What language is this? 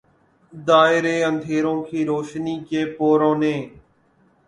Urdu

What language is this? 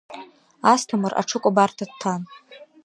Abkhazian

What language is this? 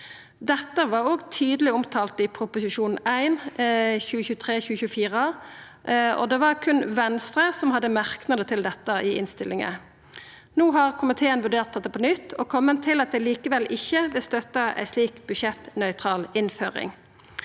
Norwegian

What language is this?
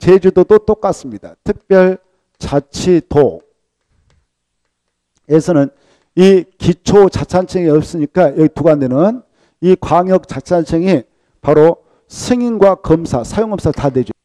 Korean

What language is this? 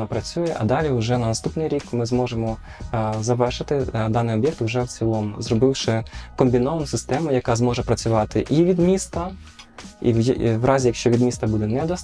Ukrainian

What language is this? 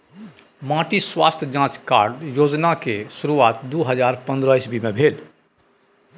Maithili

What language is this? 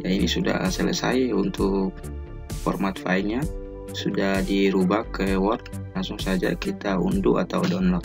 Indonesian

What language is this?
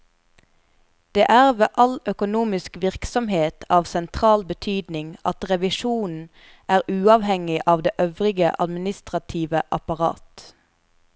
Norwegian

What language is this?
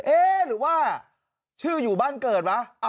Thai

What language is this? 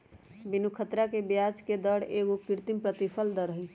Magahi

